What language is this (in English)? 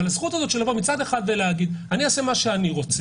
Hebrew